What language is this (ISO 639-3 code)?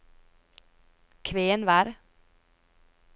nor